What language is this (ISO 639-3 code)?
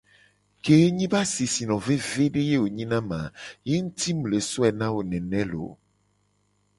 gej